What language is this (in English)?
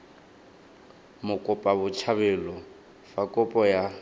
Tswana